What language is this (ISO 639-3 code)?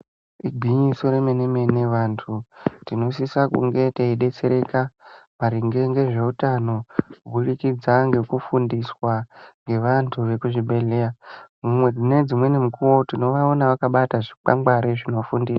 ndc